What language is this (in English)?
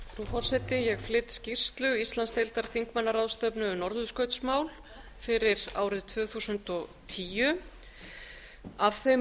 Icelandic